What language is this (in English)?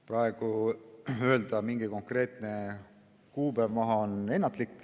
Estonian